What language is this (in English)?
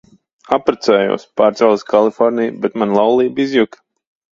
Latvian